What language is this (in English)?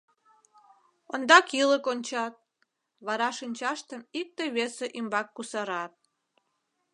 Mari